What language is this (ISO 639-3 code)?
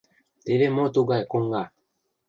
chm